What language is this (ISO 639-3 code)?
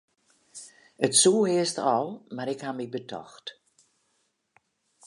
fry